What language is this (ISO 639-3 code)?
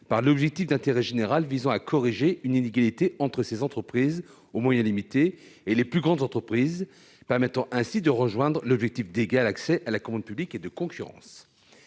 fra